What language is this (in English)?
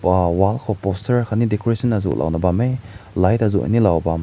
Rongmei Naga